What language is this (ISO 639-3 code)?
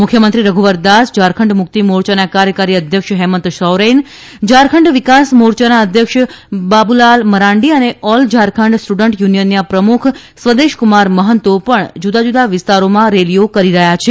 guj